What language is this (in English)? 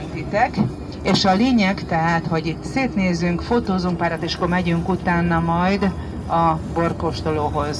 Hungarian